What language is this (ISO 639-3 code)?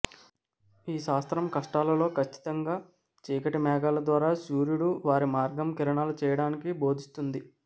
tel